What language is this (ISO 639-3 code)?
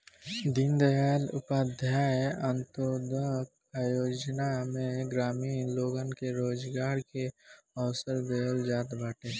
bho